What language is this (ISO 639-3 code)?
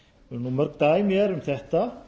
isl